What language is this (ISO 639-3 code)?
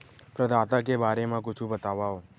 hne